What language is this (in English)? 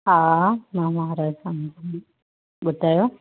Sindhi